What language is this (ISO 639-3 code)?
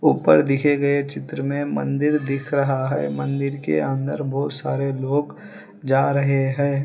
hin